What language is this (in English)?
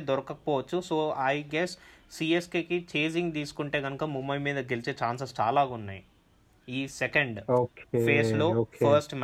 Telugu